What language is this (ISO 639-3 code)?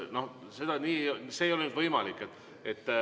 est